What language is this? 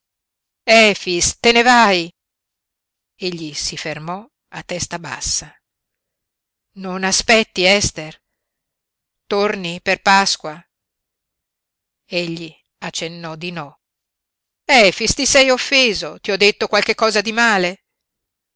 Italian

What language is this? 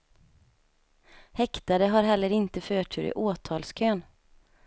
Swedish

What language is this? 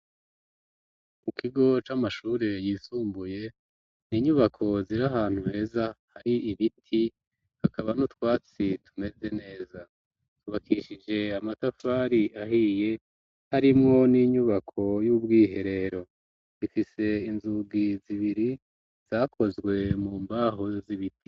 Rundi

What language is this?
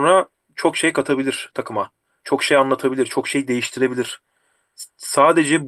Turkish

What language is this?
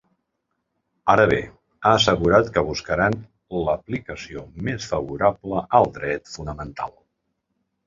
Catalan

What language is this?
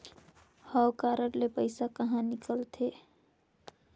Chhattisgarhi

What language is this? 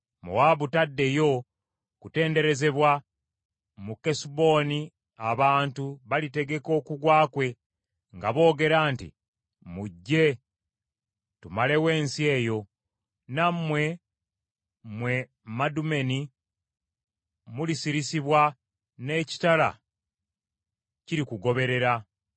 Ganda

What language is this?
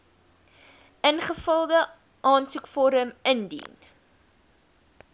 Afrikaans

